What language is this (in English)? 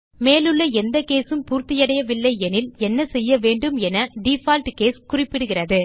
Tamil